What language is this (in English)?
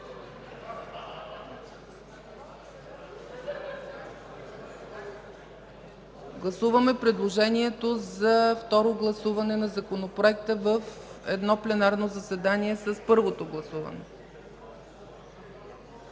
Bulgarian